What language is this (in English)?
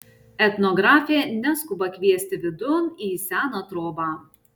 Lithuanian